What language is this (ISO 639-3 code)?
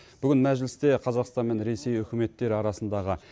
kaz